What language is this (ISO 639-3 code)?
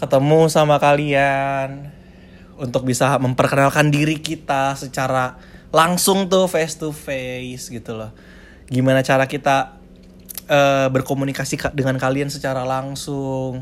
ind